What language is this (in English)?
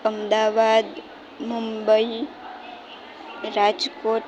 Gujarati